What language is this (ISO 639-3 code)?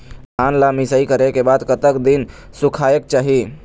hne